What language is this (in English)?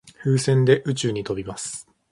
Japanese